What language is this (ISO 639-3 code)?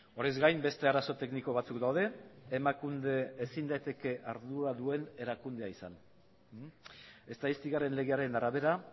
eus